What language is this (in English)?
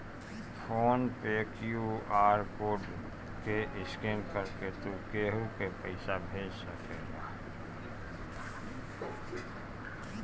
Bhojpuri